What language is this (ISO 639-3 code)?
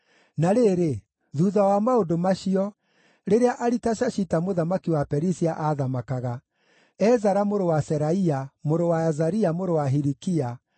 kik